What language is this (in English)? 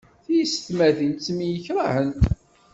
Kabyle